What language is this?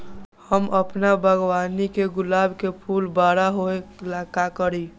Magahi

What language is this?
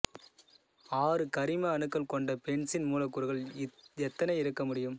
Tamil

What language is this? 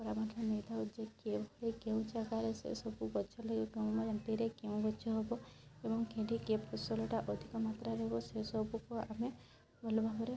Odia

